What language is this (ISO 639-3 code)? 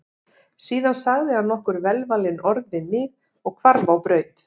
isl